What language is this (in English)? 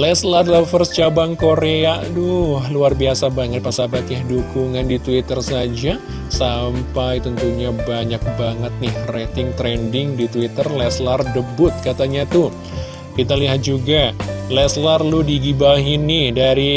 Indonesian